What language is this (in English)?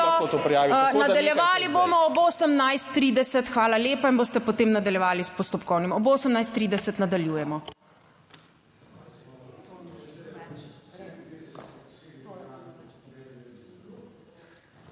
Slovenian